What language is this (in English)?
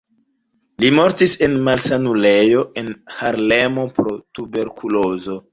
Esperanto